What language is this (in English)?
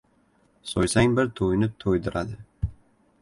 Uzbek